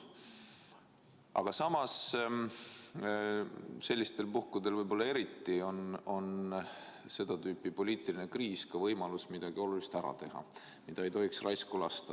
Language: Estonian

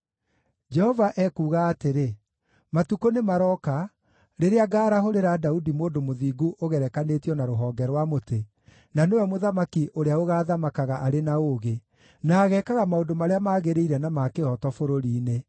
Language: Kikuyu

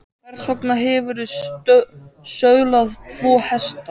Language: Icelandic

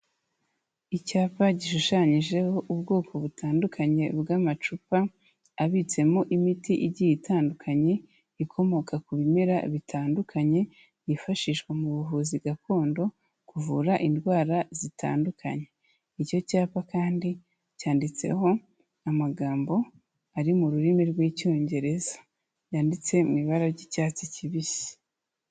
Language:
Kinyarwanda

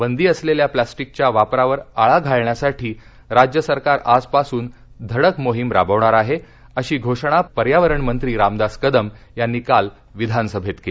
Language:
Marathi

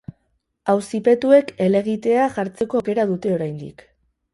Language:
Basque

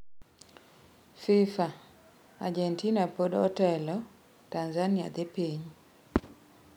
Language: Luo (Kenya and Tanzania)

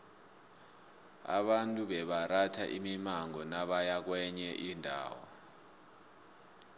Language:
South Ndebele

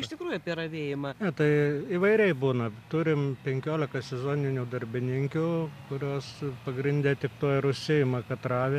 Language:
Lithuanian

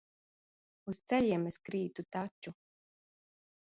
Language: Latvian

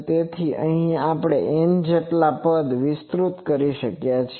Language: Gujarati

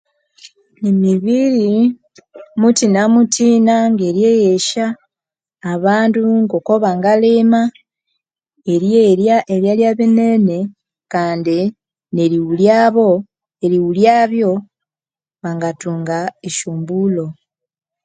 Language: Konzo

